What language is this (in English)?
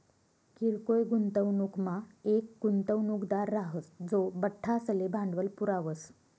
Marathi